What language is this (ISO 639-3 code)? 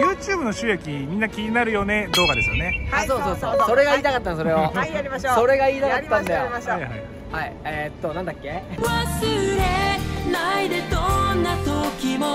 jpn